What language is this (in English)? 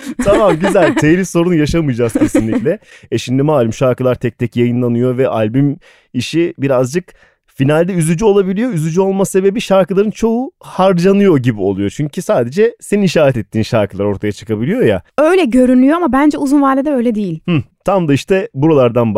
Turkish